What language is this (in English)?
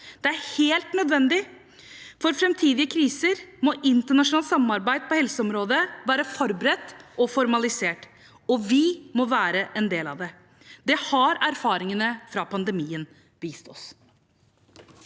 Norwegian